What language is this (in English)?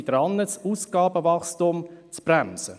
Swiss German